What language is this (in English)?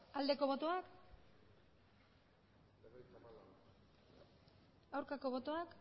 Basque